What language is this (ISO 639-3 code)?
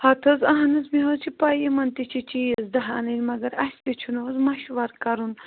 kas